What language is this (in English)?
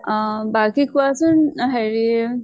Assamese